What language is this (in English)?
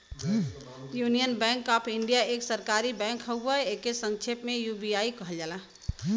Bhojpuri